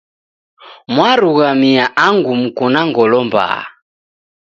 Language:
Taita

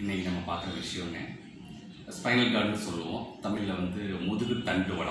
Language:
Italian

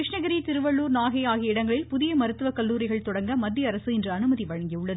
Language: Tamil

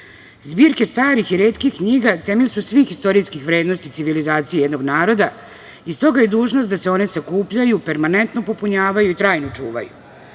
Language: Serbian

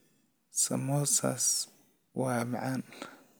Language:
Somali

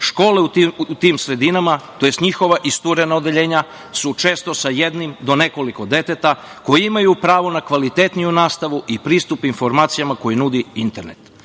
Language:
Serbian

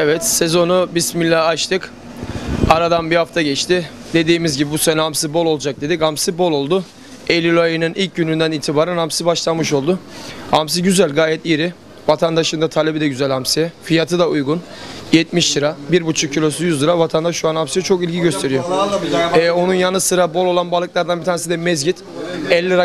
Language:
Turkish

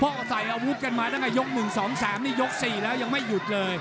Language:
Thai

